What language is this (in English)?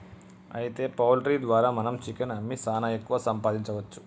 Telugu